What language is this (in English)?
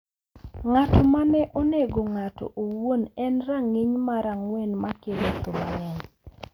Luo (Kenya and Tanzania)